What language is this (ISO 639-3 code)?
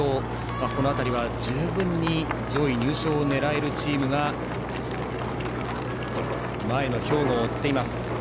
jpn